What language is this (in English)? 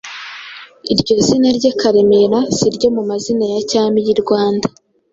Kinyarwanda